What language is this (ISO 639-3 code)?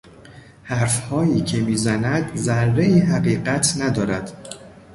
fas